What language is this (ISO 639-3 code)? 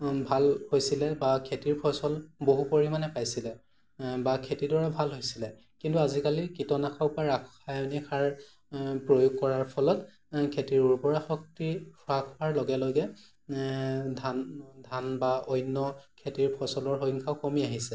asm